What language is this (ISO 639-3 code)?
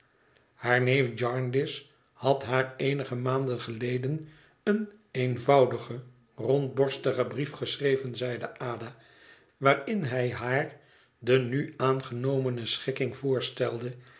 nld